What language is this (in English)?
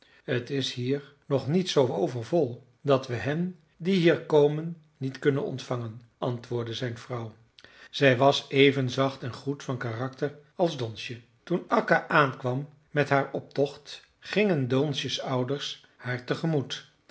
Dutch